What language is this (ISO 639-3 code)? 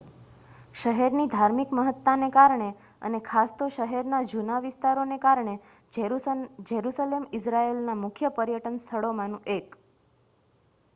guj